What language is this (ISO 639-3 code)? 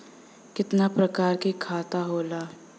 bho